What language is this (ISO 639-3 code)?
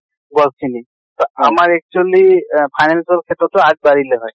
asm